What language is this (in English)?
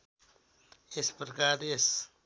Nepali